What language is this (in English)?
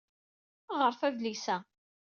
Kabyle